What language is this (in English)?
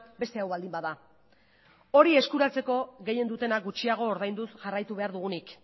Basque